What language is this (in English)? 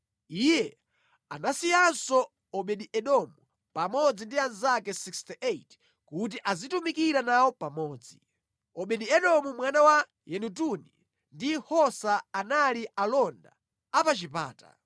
Nyanja